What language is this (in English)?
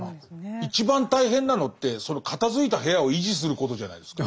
Japanese